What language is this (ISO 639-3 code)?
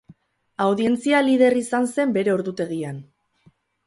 eus